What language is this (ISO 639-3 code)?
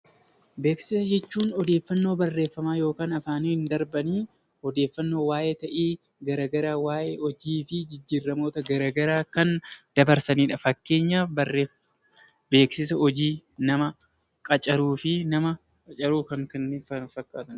orm